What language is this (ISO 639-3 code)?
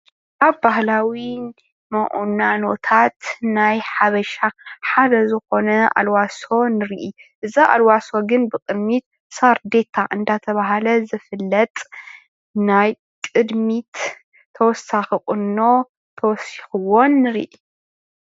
tir